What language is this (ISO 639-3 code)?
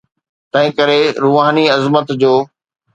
snd